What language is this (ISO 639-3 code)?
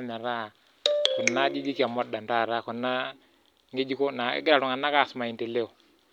mas